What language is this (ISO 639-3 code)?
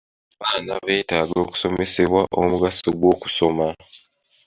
lug